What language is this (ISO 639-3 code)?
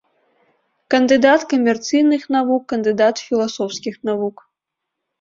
bel